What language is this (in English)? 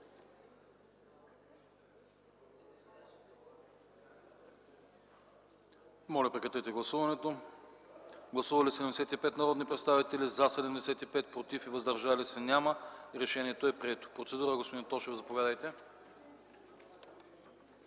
Bulgarian